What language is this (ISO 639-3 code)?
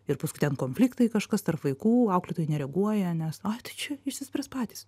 lit